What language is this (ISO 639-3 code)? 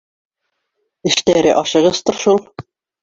bak